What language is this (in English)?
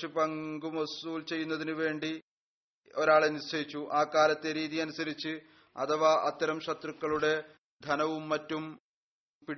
Malayalam